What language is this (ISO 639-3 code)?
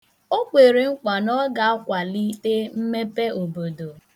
ibo